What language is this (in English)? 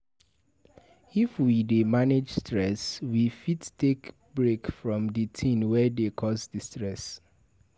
Nigerian Pidgin